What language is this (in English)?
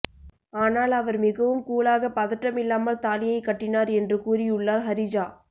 Tamil